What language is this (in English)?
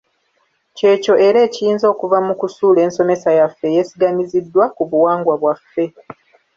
Ganda